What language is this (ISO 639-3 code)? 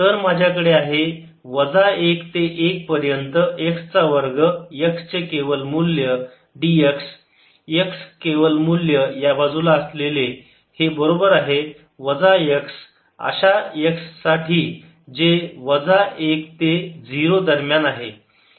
mar